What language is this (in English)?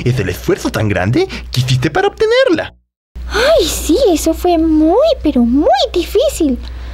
Spanish